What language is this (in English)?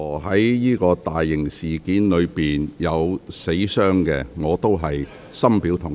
Cantonese